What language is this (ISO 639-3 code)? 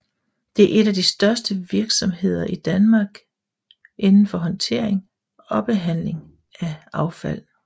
dan